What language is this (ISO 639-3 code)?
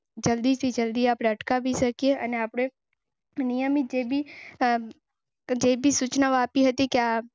guj